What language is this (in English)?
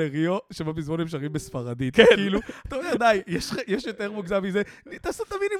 Hebrew